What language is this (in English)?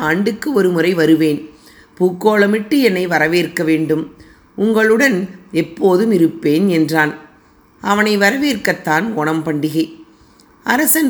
Tamil